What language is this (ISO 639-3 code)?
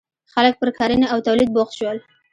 pus